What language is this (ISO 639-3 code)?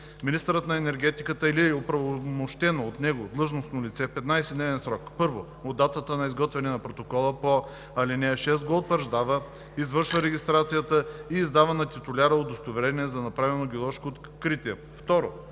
bul